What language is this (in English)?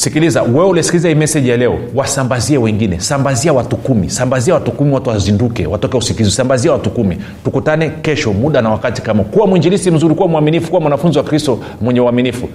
Swahili